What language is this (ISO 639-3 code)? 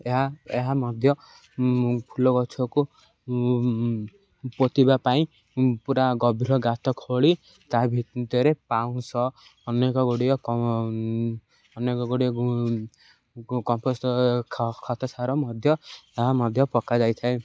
ori